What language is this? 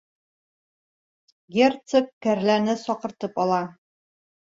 Bashkir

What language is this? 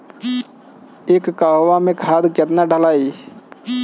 Bhojpuri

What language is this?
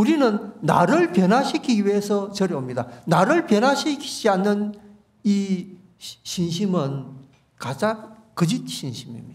Korean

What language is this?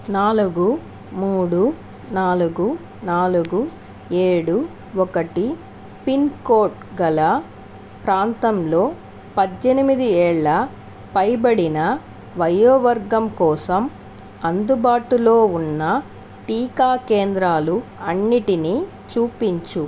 Telugu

